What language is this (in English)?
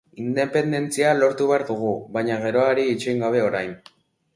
Basque